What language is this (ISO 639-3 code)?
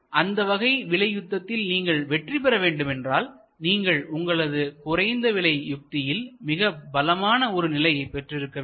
tam